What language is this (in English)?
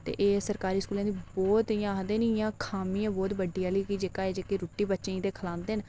Dogri